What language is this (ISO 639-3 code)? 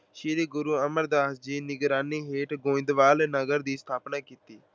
pan